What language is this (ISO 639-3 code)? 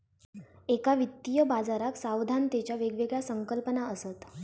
mar